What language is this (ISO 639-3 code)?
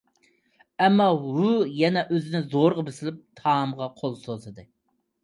uig